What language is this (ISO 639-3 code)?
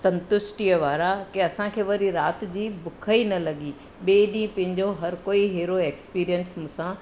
snd